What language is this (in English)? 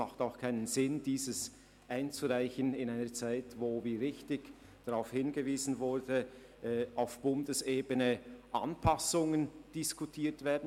Swiss German